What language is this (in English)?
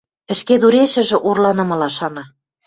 Western Mari